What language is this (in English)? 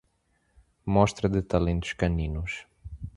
Portuguese